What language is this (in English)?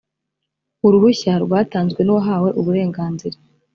Kinyarwanda